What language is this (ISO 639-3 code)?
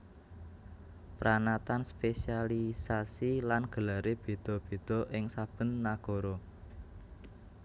jav